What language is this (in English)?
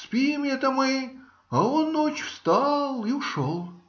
Russian